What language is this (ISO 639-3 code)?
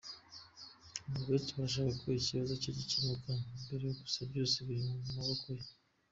kin